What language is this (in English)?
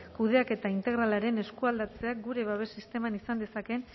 Basque